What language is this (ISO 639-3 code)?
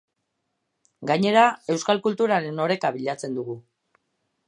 eus